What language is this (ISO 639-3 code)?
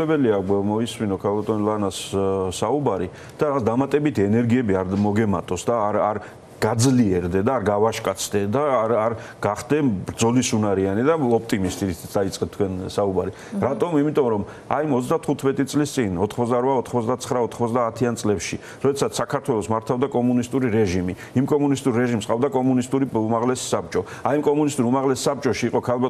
ron